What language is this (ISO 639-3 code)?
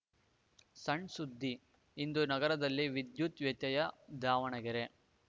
kan